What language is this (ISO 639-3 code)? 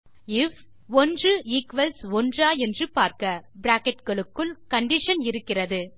tam